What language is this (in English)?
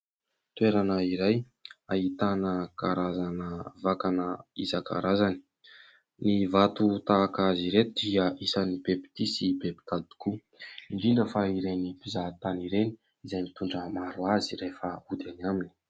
Malagasy